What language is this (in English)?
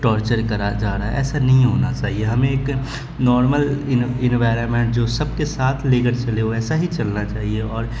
Urdu